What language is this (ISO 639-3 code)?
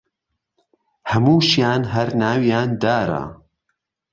ckb